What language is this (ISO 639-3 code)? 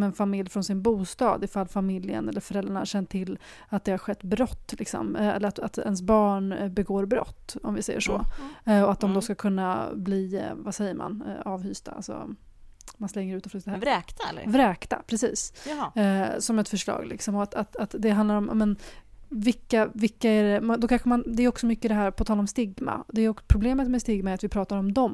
swe